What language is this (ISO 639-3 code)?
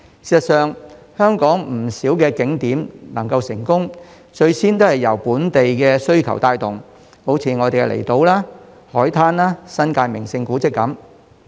yue